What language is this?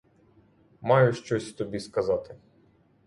Ukrainian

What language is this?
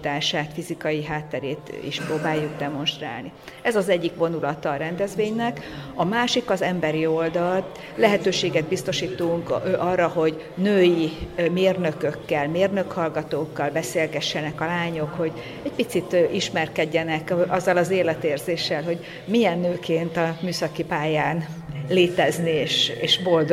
Hungarian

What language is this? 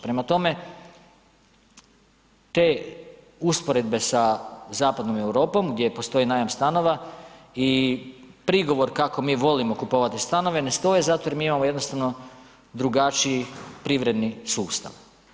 Croatian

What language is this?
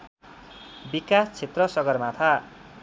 Nepali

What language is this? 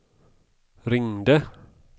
Swedish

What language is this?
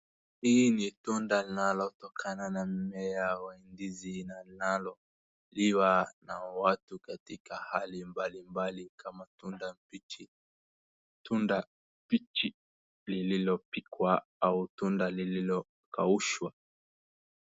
Swahili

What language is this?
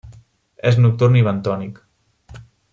Catalan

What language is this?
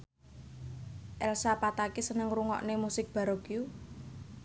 Javanese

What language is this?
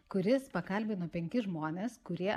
Lithuanian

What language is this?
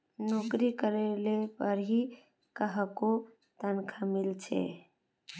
Magahi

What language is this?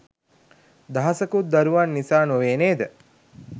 Sinhala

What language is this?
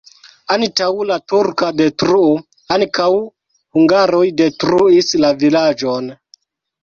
Esperanto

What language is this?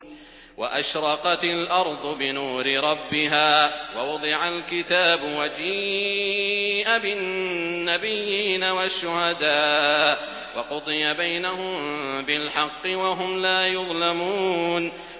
Arabic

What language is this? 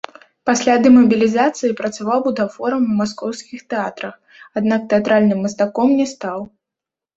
Belarusian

